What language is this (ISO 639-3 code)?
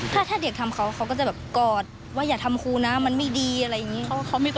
tha